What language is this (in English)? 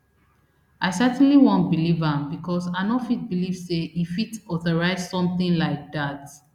Nigerian Pidgin